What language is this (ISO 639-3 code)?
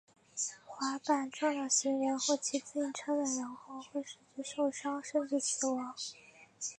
zho